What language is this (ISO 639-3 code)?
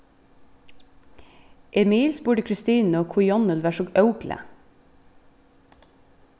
fao